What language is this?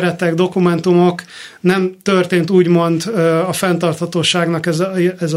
Hungarian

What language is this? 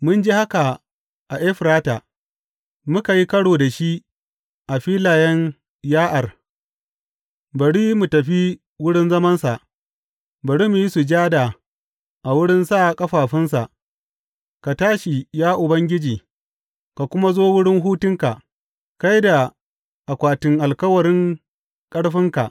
Hausa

